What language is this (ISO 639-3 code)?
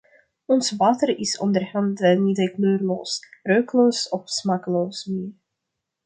nld